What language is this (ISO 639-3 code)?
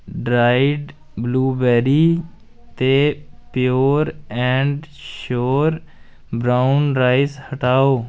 doi